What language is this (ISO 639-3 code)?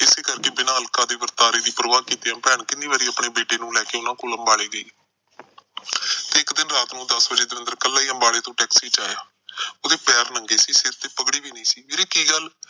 pan